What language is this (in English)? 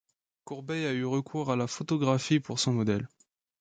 French